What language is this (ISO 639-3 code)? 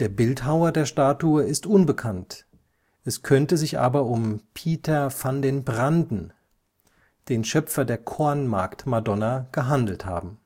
deu